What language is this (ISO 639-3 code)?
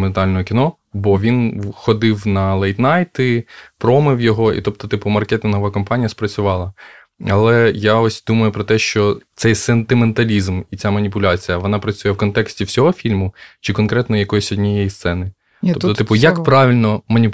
ukr